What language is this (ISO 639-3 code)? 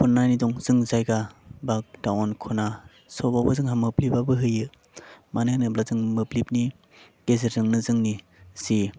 brx